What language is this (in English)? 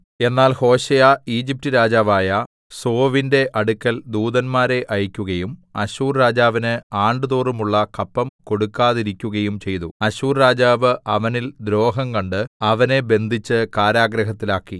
Malayalam